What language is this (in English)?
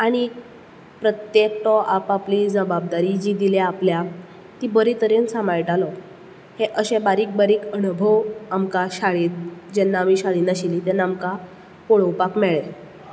Konkani